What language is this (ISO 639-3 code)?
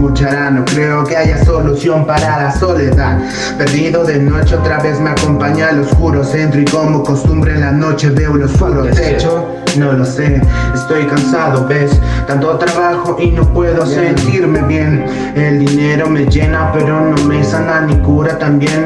spa